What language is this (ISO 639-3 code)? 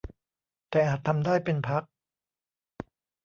tha